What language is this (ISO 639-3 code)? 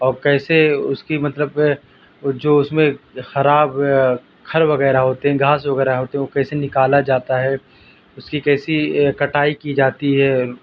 urd